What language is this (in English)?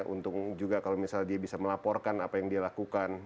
Indonesian